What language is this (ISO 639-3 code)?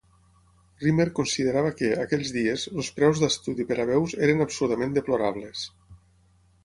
cat